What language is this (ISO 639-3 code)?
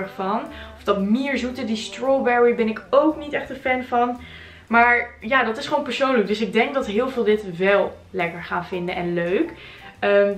nld